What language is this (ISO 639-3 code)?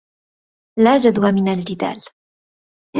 ara